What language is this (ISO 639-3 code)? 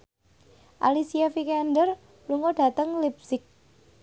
jav